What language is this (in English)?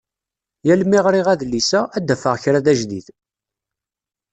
Kabyle